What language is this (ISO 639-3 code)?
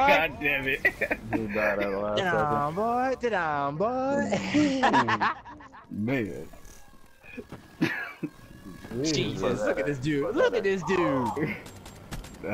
eng